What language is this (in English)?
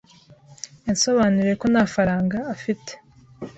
Kinyarwanda